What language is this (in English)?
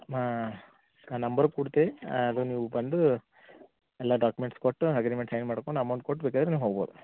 Kannada